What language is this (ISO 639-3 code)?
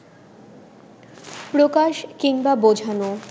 ben